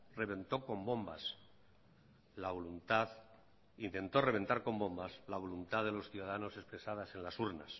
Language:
Spanish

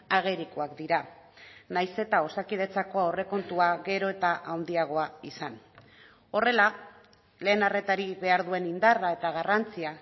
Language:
Basque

